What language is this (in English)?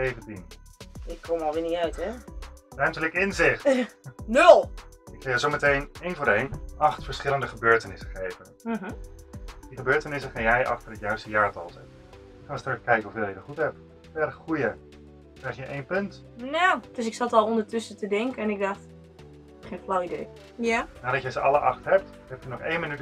Dutch